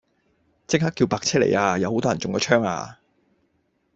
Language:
Cantonese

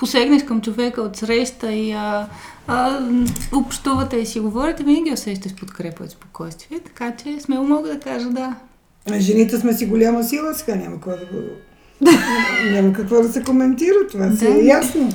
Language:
Bulgarian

